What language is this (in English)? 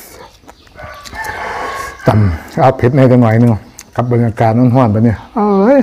Thai